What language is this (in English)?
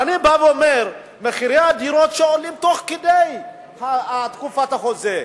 Hebrew